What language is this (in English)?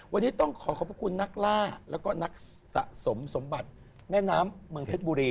Thai